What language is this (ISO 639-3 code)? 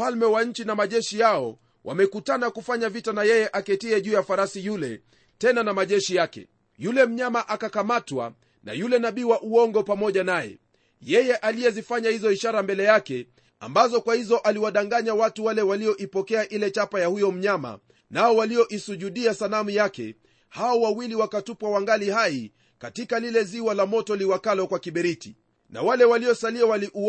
swa